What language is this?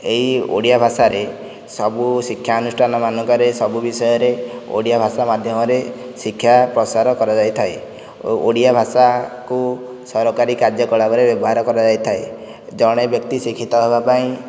Odia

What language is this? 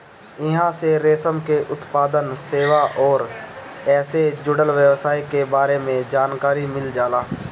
Bhojpuri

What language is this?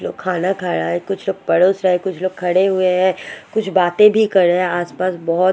Hindi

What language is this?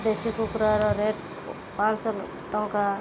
Odia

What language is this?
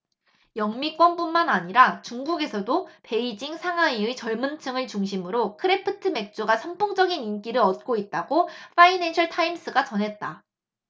Korean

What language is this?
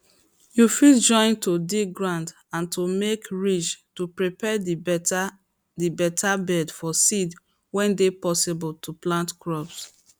Nigerian Pidgin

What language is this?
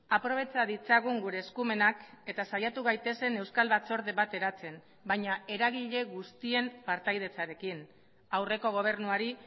Basque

